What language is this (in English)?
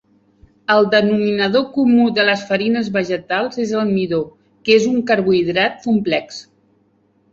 Catalan